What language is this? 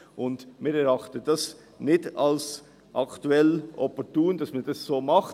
Swiss German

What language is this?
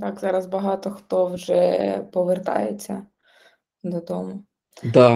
Ukrainian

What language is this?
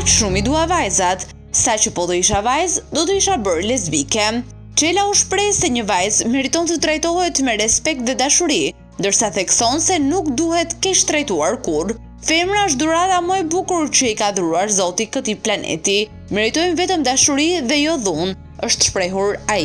Romanian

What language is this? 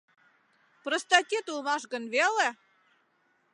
Mari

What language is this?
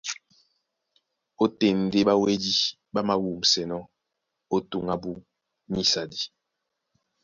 Duala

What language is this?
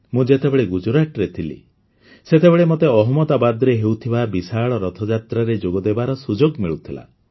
Odia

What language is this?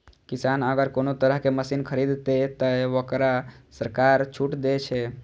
Maithili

